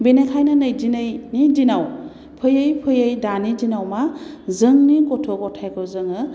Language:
Bodo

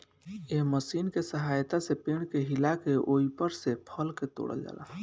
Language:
Bhojpuri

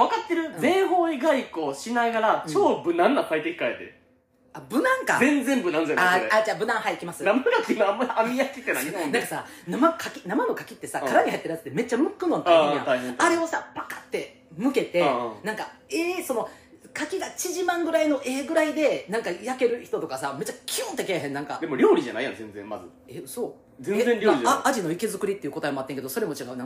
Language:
Japanese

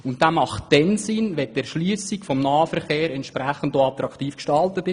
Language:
Swiss German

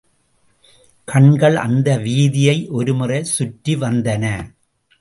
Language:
Tamil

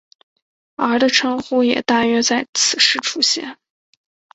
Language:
Chinese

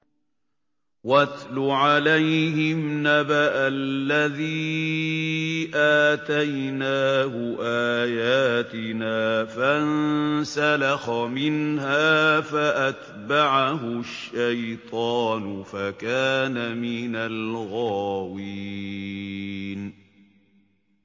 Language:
Arabic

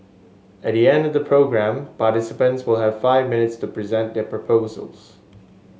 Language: English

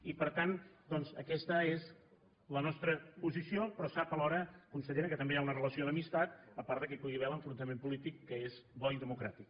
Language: Catalan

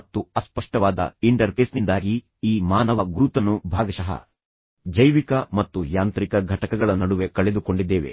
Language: Kannada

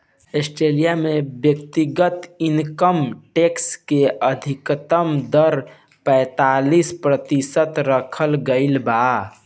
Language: Bhojpuri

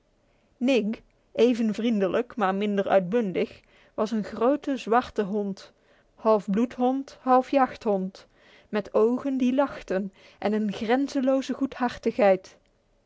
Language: Dutch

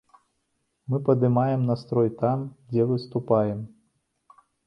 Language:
Belarusian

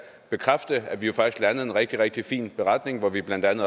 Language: Danish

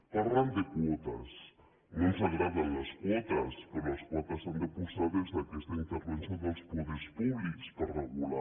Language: Catalan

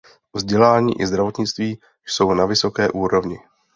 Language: Czech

